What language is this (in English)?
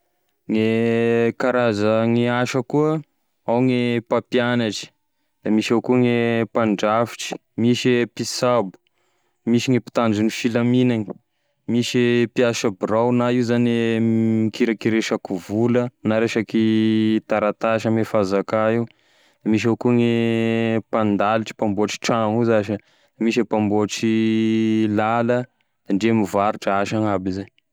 Tesaka Malagasy